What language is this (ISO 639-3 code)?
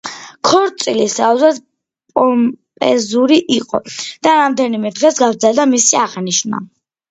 kat